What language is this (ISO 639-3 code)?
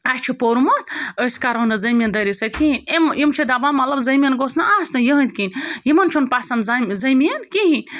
kas